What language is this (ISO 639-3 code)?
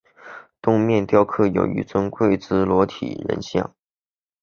zho